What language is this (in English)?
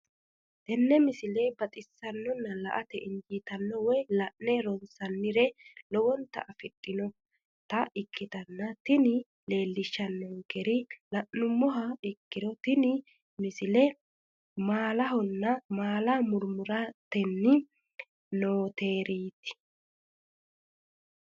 Sidamo